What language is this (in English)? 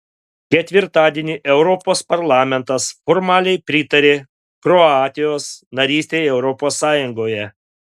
Lithuanian